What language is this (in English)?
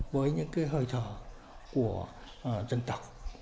Vietnamese